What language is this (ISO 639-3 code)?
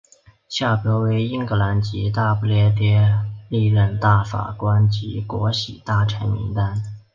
zho